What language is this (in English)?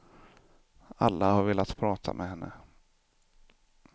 Swedish